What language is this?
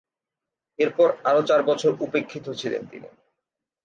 Bangla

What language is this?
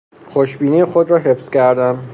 Persian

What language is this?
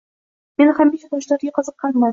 Uzbek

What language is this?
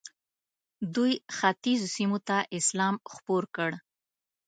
Pashto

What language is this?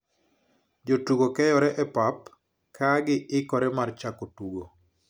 Luo (Kenya and Tanzania)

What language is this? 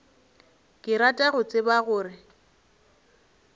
Northern Sotho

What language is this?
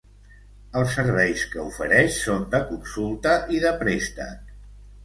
Catalan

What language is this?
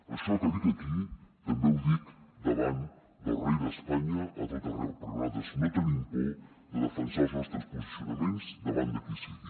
Catalan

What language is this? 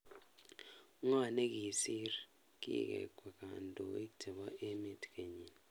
Kalenjin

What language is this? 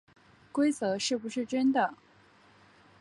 Chinese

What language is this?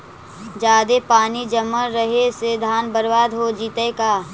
Magahi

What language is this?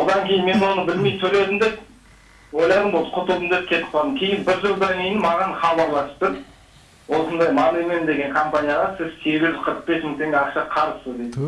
Turkish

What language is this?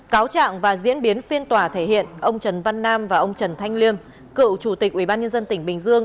Vietnamese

